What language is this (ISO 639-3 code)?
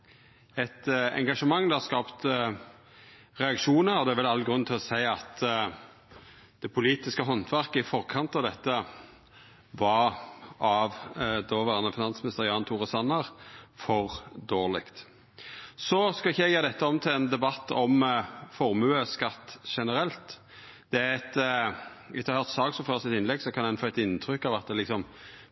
nno